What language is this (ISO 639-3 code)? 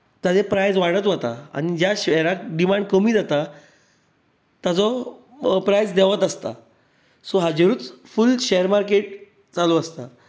kok